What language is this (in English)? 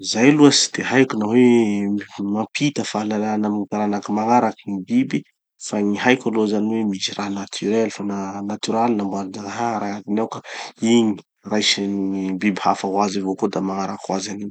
Tanosy Malagasy